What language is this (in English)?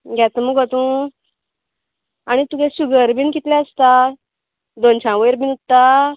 Konkani